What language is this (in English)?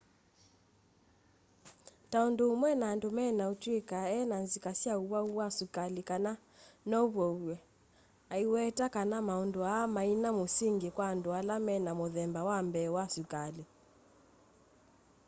Kamba